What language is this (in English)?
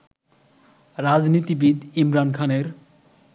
Bangla